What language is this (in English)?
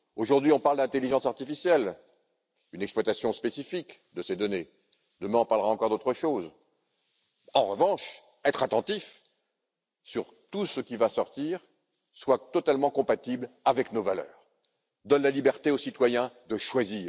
French